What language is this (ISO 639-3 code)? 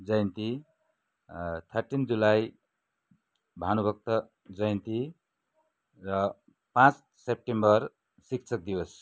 nep